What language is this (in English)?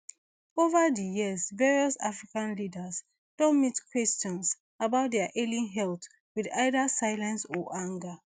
Nigerian Pidgin